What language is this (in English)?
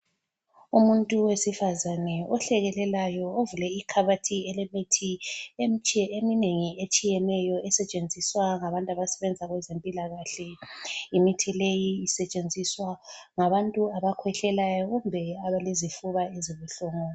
North Ndebele